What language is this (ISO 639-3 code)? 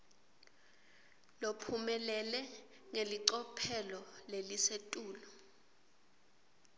ssw